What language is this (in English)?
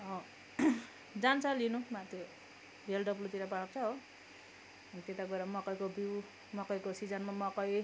Nepali